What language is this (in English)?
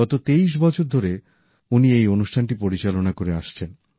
Bangla